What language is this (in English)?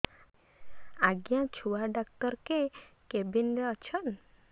Odia